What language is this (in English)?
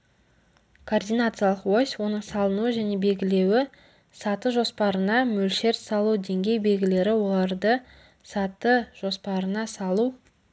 Kazakh